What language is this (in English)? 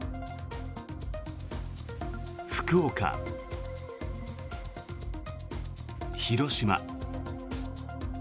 Japanese